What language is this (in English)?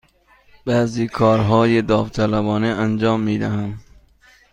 Persian